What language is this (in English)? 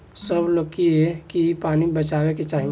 Bhojpuri